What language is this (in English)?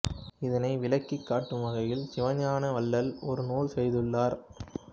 Tamil